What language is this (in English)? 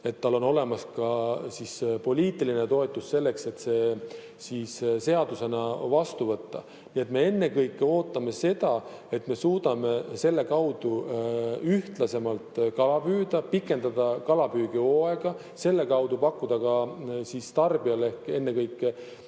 Estonian